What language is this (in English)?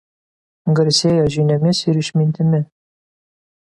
Lithuanian